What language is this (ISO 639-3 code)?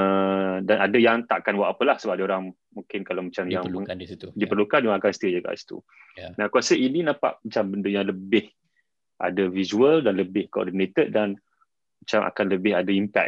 msa